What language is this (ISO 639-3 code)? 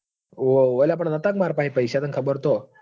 guj